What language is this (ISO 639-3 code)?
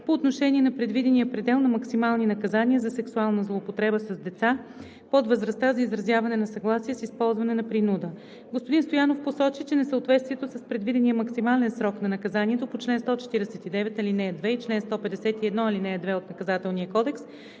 bul